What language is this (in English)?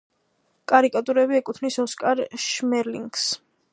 Georgian